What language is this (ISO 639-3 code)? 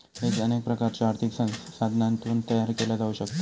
mar